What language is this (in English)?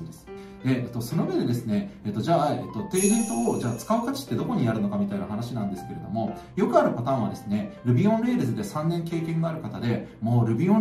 Japanese